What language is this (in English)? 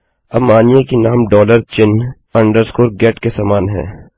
Hindi